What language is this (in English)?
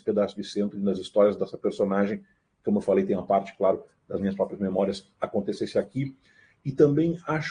Portuguese